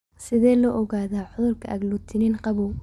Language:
Somali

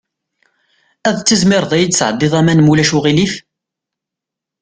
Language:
Kabyle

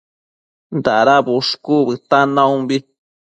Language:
Matsés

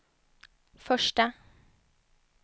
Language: Swedish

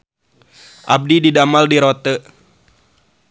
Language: Sundanese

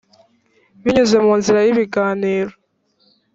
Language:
Kinyarwanda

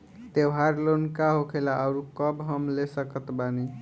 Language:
Bhojpuri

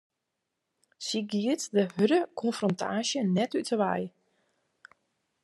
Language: Western Frisian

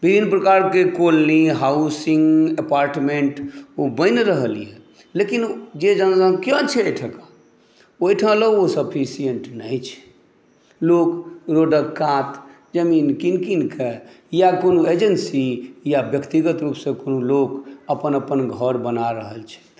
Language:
Maithili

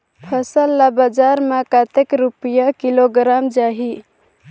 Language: Chhattisgarhi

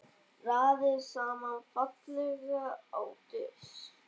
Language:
Icelandic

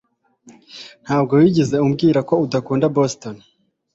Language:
Kinyarwanda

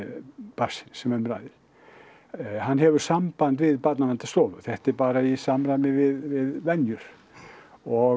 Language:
Icelandic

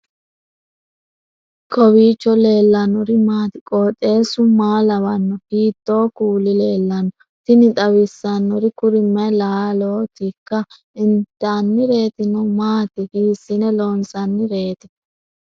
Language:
Sidamo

